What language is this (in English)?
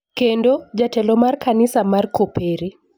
Luo (Kenya and Tanzania)